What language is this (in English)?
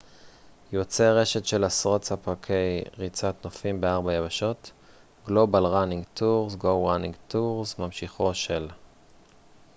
Hebrew